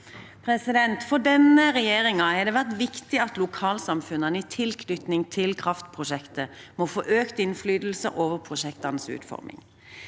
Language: Norwegian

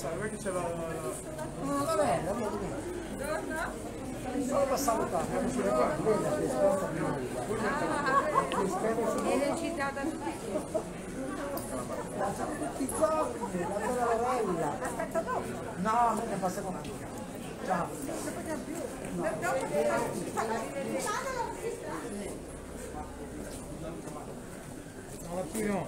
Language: Italian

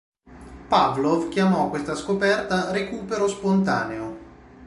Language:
Italian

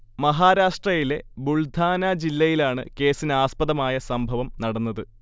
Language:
Malayalam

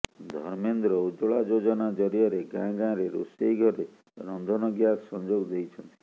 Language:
Odia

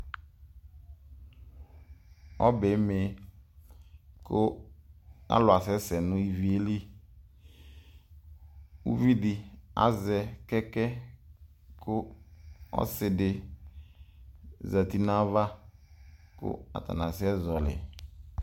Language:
Ikposo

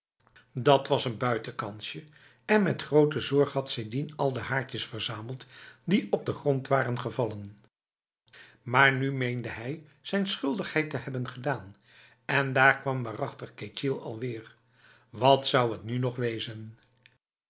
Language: Dutch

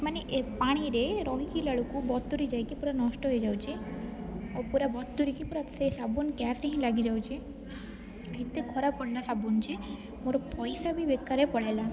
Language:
Odia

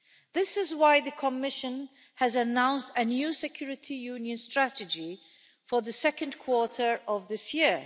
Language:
English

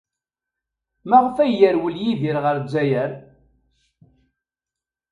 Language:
Kabyle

